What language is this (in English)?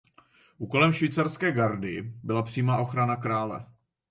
Czech